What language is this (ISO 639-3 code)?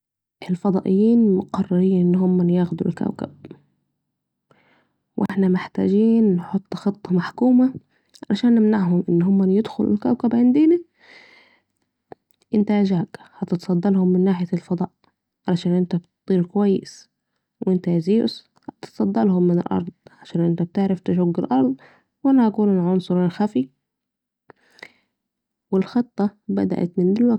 aec